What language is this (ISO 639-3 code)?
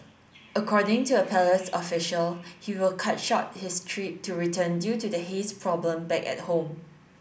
eng